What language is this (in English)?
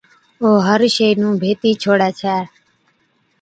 Od